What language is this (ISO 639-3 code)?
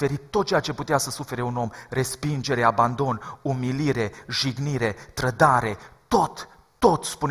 ron